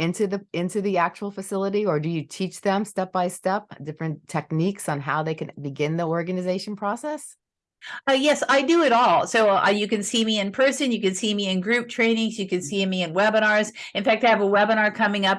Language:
English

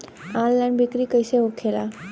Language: Bhojpuri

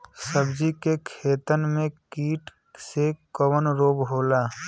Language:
Bhojpuri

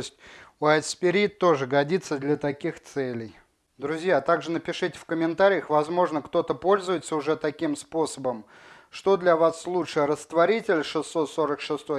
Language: Russian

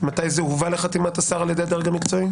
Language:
Hebrew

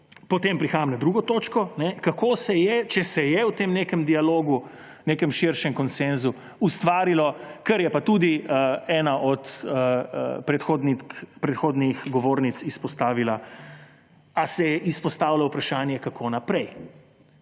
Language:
Slovenian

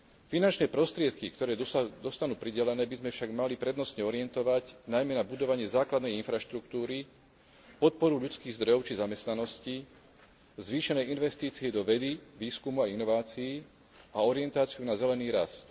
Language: Slovak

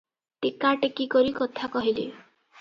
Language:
Odia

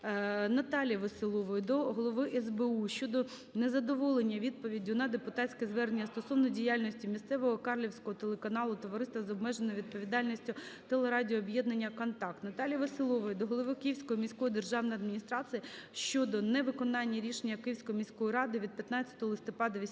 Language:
Ukrainian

